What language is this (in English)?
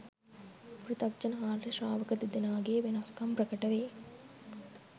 Sinhala